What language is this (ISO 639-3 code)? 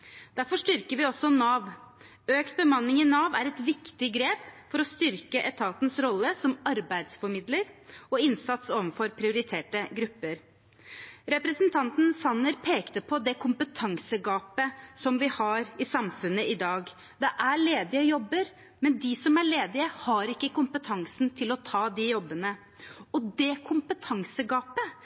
nob